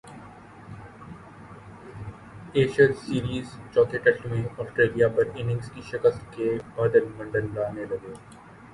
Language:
Urdu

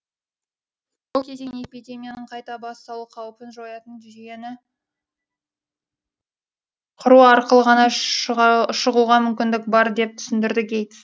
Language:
Kazakh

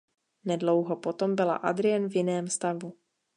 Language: Czech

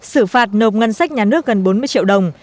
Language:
Vietnamese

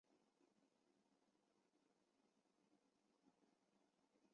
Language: Chinese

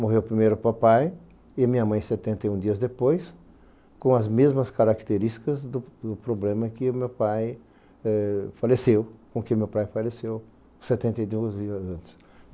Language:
Portuguese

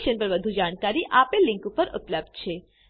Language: Gujarati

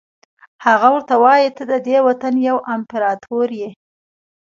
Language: Pashto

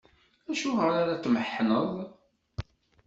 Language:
Kabyle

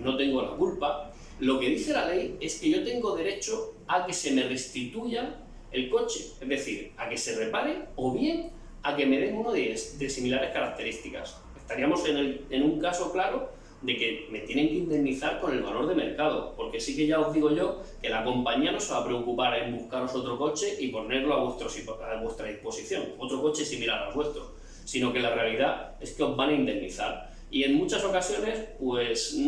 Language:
Spanish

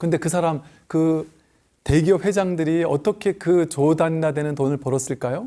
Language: Korean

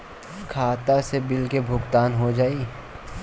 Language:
Bhojpuri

